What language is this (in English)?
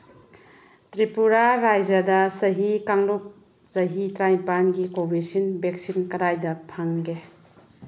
Manipuri